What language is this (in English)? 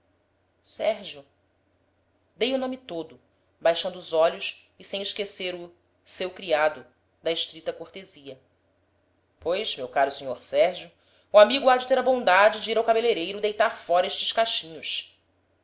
Portuguese